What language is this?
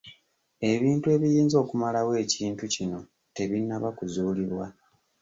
Ganda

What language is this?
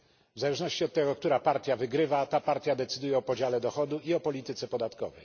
Polish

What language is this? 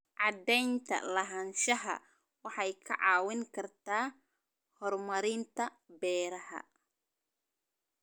Somali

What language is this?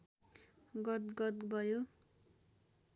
Nepali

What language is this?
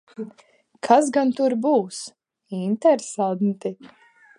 Latvian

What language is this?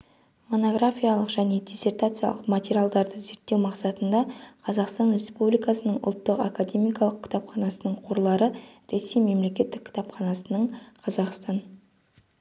Kazakh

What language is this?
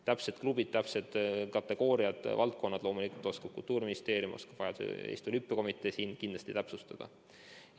Estonian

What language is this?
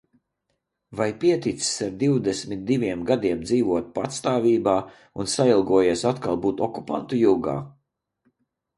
Latvian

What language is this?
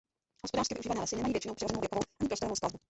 Czech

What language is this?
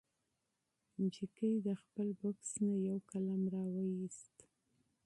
Pashto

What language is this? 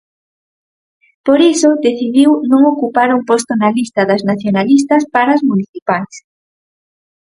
Galician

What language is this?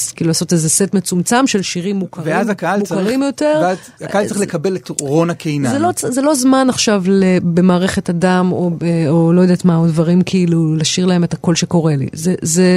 Hebrew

